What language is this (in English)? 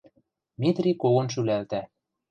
Western Mari